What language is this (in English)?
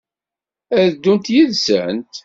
Kabyle